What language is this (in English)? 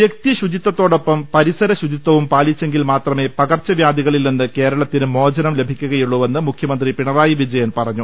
Malayalam